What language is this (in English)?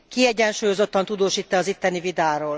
Hungarian